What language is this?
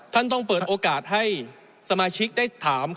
Thai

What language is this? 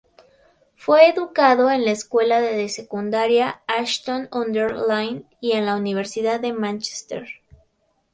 Spanish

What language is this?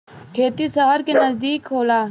Bhojpuri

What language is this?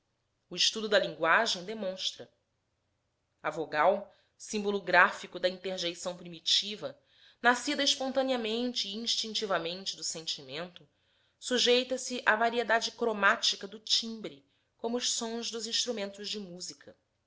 Portuguese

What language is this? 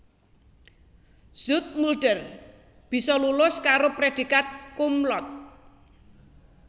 Javanese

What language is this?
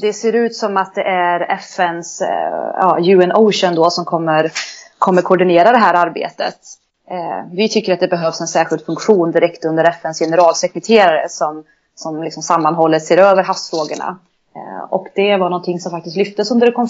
Swedish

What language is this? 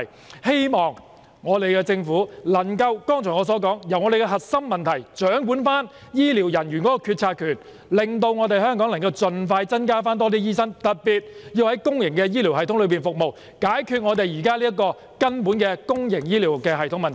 Cantonese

